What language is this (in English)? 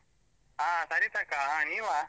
Kannada